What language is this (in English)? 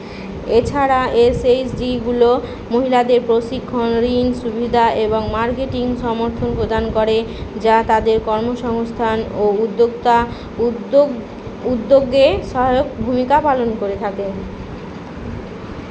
Bangla